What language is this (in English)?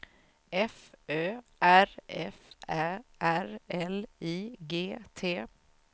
Swedish